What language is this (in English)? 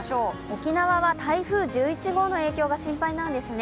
Japanese